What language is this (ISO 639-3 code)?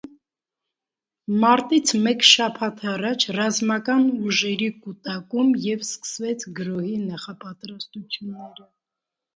hye